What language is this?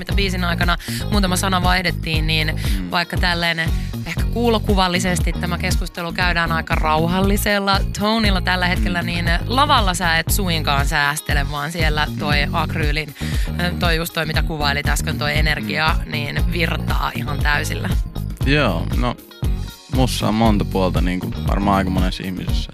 Finnish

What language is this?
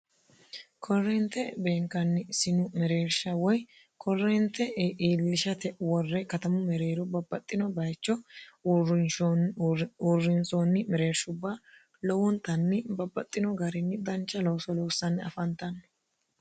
Sidamo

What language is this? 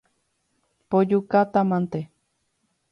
Guarani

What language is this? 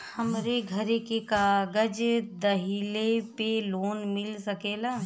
Bhojpuri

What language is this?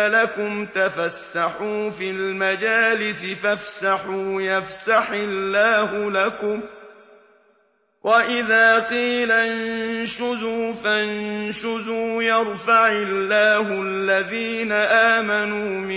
Arabic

